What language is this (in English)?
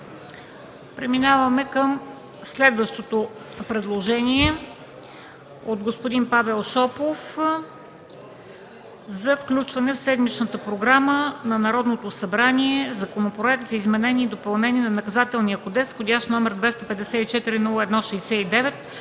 Bulgarian